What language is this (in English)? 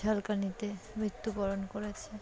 Bangla